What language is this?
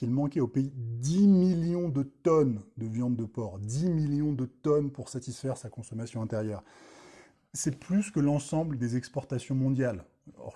French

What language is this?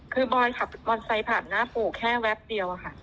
Thai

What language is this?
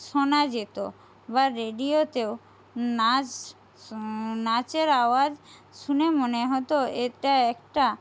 Bangla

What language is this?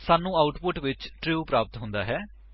Punjabi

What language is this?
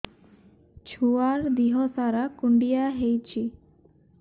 Odia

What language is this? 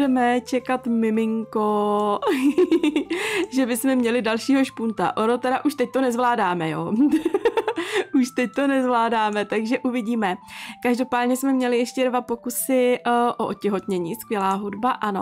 Czech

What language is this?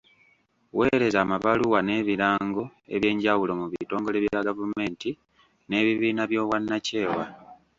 Ganda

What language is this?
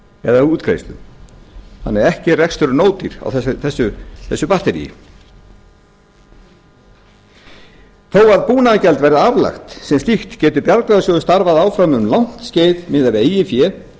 Icelandic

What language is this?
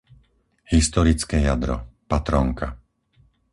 Slovak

